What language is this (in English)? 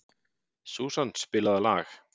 Icelandic